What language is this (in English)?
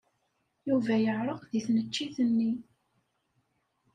Kabyle